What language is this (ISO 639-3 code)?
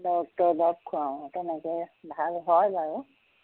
asm